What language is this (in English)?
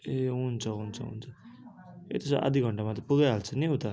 Nepali